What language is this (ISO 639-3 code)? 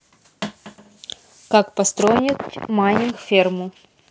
rus